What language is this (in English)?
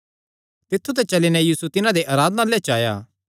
Kangri